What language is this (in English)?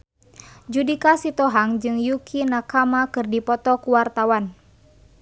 Sundanese